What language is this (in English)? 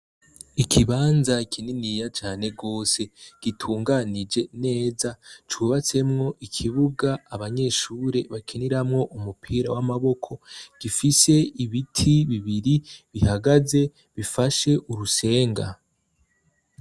Rundi